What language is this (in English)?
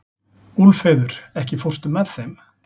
Icelandic